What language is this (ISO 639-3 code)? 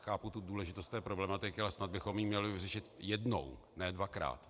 ces